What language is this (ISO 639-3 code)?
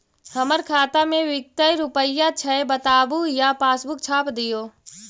mag